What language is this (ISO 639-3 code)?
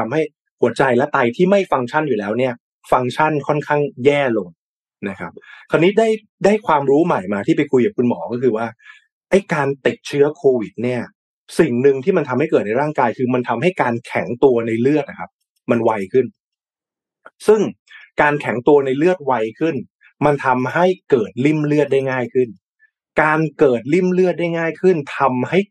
tha